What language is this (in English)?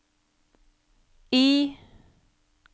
Norwegian